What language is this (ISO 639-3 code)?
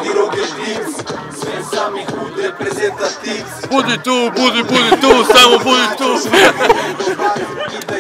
lit